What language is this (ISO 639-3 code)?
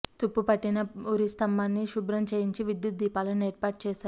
tel